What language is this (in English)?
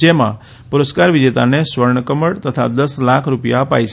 Gujarati